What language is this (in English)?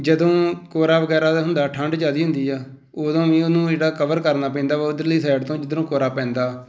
Punjabi